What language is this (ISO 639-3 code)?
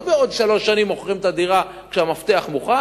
heb